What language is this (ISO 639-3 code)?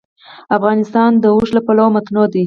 pus